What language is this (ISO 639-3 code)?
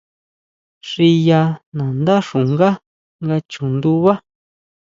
mau